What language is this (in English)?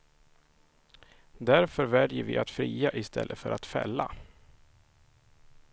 Swedish